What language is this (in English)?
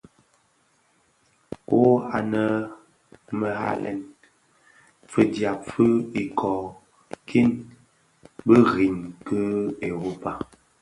Bafia